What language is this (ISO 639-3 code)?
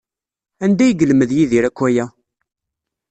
kab